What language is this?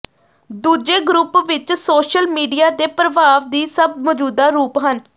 Punjabi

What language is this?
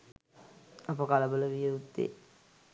Sinhala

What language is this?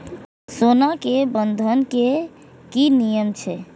Maithili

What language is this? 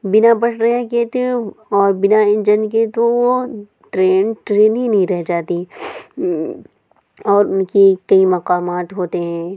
Urdu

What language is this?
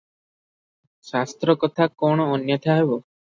Odia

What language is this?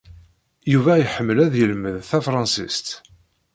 Kabyle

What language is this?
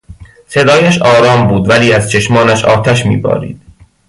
Persian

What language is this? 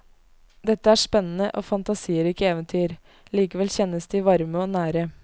Norwegian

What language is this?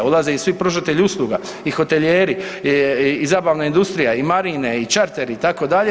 Croatian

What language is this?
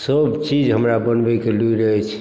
Maithili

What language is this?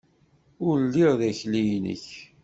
Kabyle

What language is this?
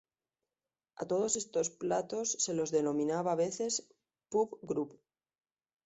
Spanish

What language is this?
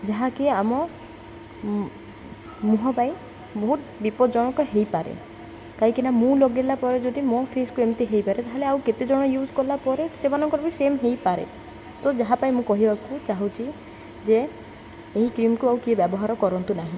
Odia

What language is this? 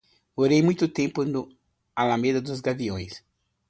Portuguese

